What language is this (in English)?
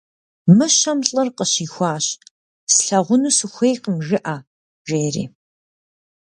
Kabardian